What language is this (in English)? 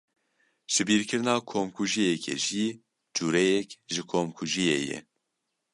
Kurdish